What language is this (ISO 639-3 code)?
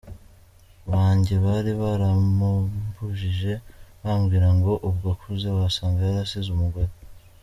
kin